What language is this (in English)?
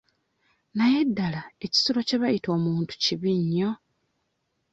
Ganda